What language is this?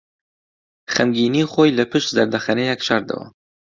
Central Kurdish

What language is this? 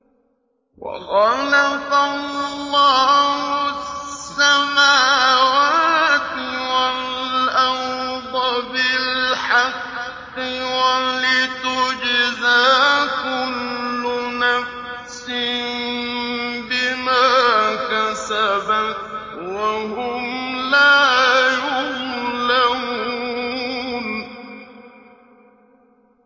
Arabic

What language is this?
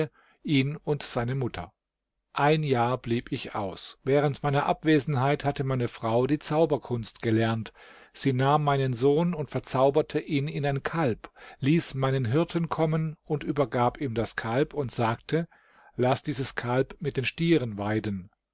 German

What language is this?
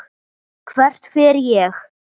Icelandic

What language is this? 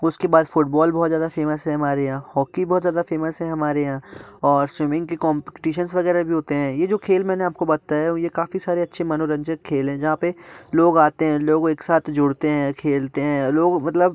Hindi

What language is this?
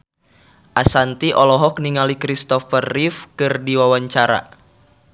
Sundanese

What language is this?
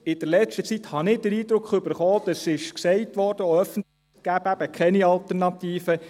Swiss German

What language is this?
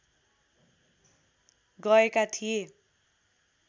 Nepali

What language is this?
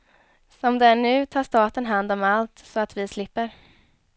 Swedish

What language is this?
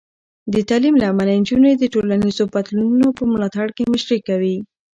Pashto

